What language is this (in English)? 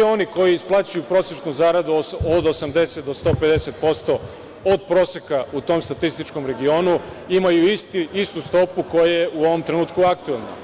Serbian